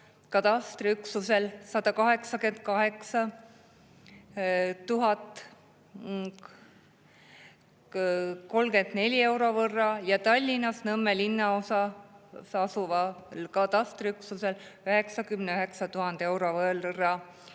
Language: Estonian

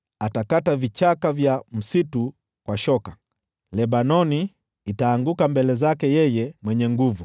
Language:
Swahili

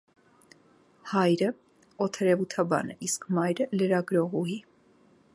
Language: Armenian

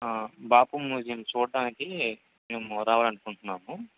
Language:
Telugu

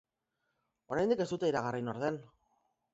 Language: Basque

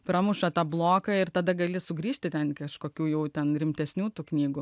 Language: Lithuanian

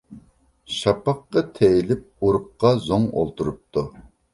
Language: Uyghur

